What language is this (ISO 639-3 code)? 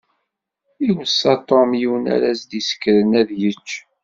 kab